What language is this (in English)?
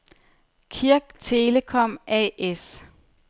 Danish